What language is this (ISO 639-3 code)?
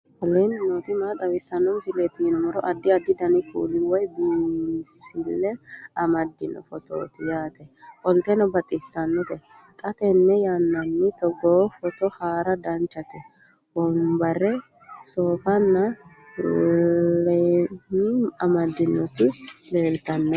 sid